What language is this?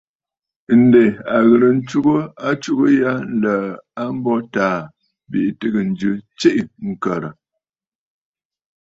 Bafut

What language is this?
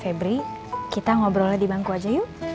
Indonesian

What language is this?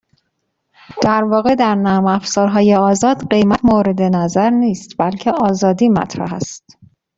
Persian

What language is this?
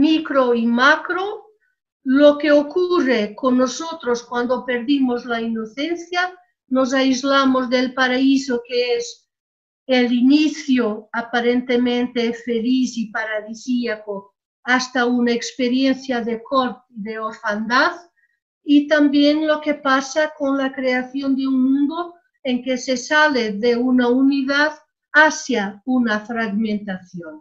Spanish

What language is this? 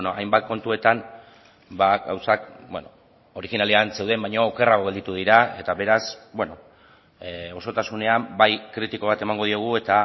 Basque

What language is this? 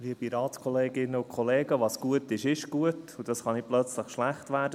Swiss German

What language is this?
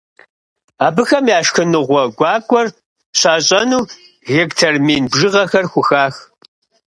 Kabardian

